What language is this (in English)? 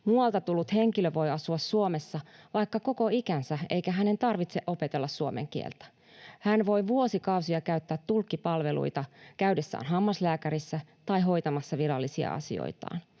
Finnish